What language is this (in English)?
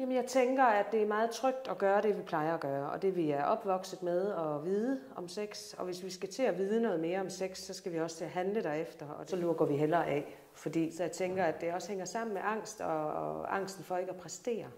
Danish